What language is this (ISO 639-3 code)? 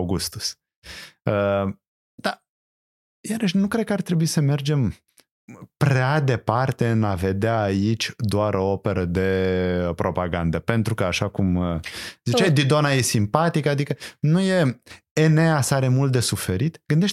ron